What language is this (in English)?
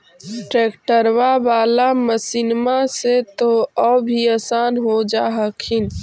Magahi